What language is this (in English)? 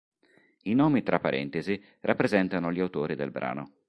Italian